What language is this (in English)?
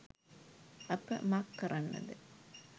Sinhala